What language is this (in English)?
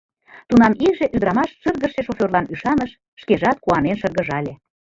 Mari